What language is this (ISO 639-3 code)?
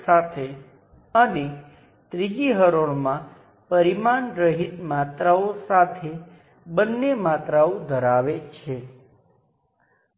guj